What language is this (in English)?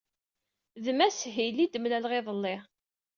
Kabyle